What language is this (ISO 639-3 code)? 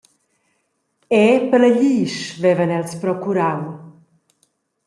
roh